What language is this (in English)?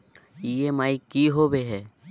Magahi